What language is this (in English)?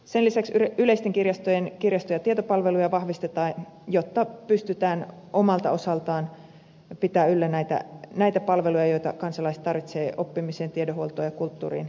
Finnish